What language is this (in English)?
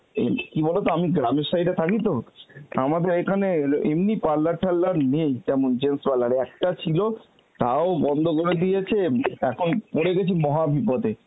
Bangla